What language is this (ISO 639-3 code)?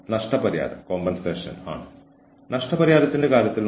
mal